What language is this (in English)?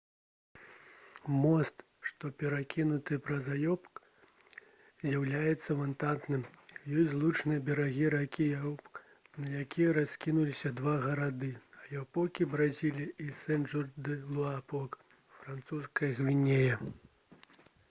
Belarusian